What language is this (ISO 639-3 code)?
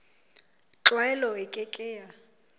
sot